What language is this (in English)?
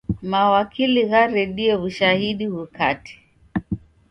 Taita